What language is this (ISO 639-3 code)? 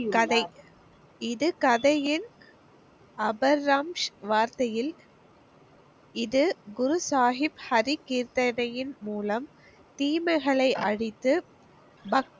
tam